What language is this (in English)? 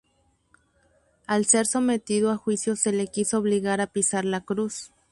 Spanish